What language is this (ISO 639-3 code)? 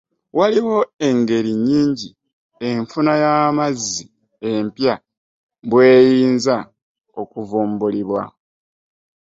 lug